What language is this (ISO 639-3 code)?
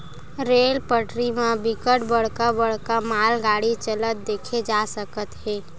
hne